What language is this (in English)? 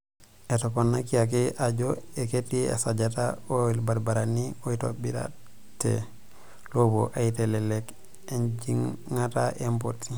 Masai